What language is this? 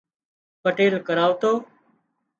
Wadiyara Koli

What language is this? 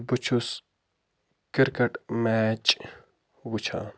Kashmiri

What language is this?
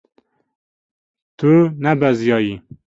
Kurdish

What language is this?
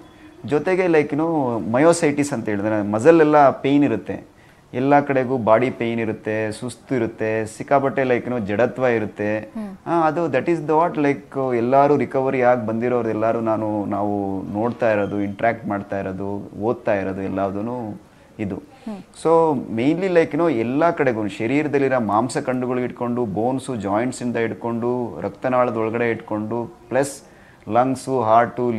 Kannada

